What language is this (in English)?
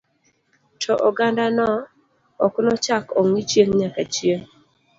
Luo (Kenya and Tanzania)